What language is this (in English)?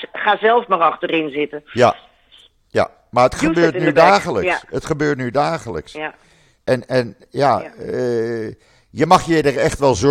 Dutch